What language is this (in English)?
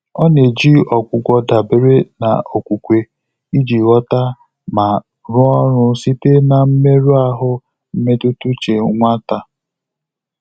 Igbo